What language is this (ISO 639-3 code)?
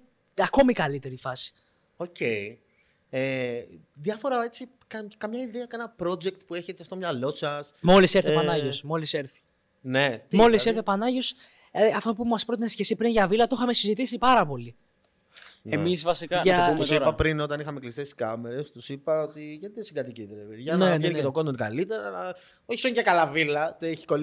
ell